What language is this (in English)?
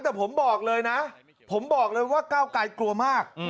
Thai